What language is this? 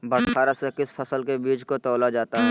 Magahi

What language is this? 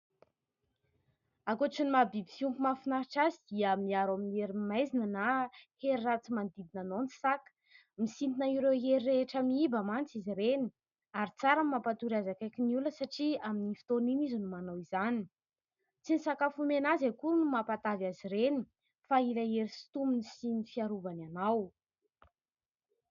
Malagasy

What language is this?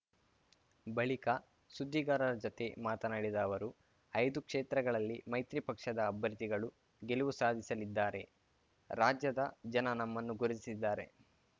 Kannada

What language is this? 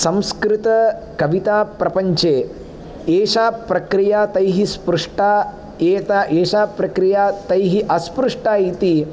Sanskrit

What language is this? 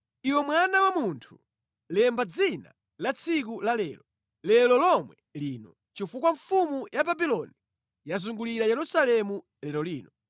Nyanja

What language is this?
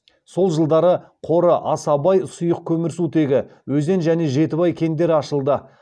Kazakh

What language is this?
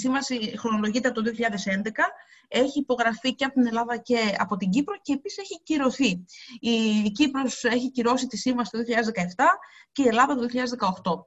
Greek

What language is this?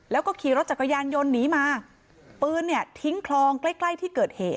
Thai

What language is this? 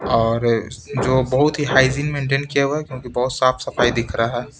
Hindi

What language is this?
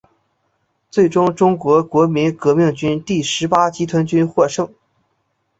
Chinese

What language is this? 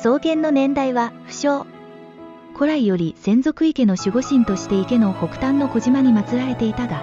Japanese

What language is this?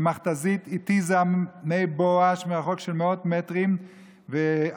Hebrew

